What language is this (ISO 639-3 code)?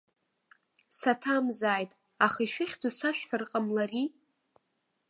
abk